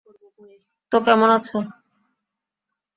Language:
Bangla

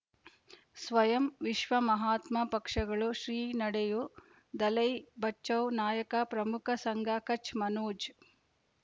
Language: Kannada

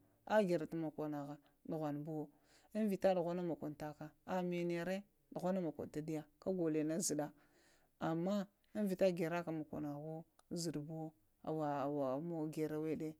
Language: Lamang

